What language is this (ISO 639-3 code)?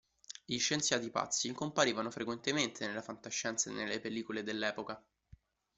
ita